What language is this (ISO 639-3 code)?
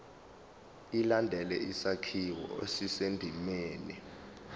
zul